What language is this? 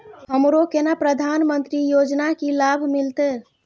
Maithili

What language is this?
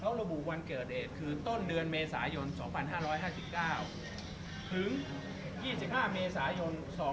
Thai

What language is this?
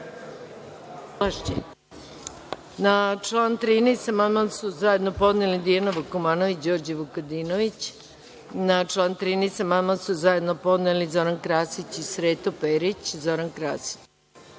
Serbian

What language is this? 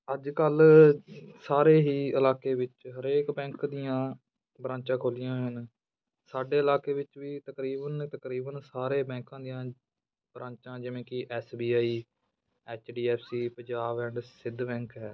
Punjabi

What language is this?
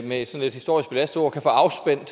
Danish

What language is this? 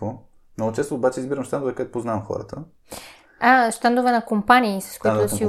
Bulgarian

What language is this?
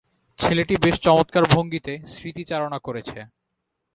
Bangla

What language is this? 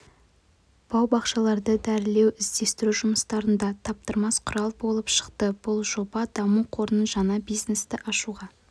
Kazakh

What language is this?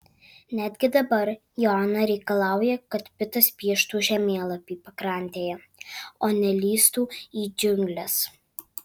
Lithuanian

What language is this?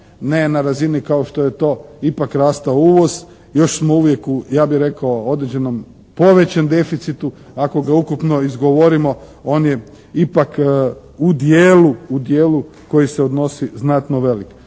Croatian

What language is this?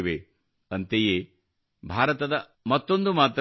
Kannada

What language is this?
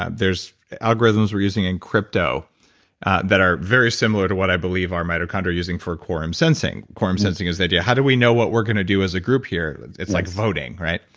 English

